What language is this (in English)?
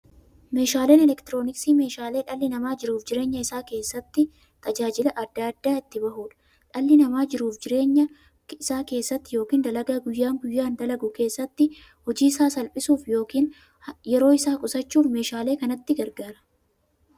Oromo